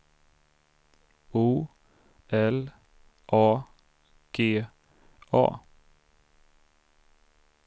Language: Swedish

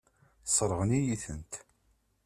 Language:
Kabyle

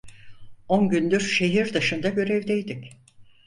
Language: Turkish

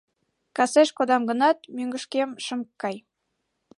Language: Mari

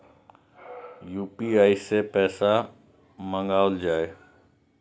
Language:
Maithili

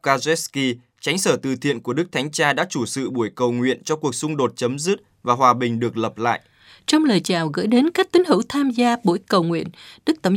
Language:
Vietnamese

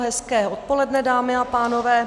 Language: Czech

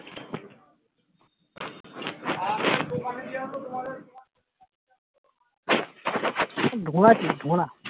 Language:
Bangla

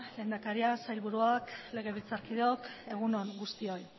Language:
Basque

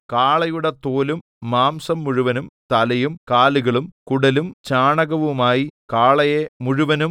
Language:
Malayalam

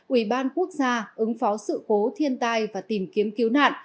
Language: Vietnamese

